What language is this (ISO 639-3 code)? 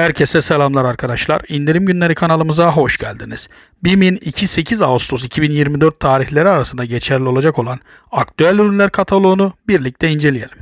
tur